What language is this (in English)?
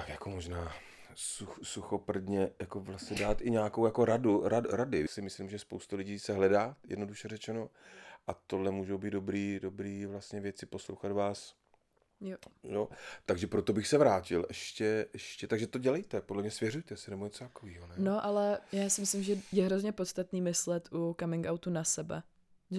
Czech